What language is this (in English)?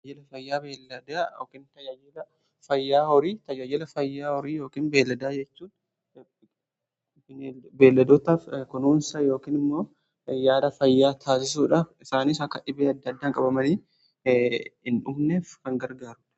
Oromo